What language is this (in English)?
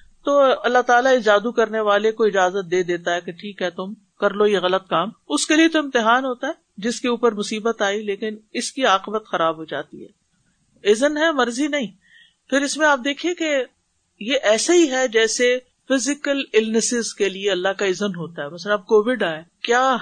Urdu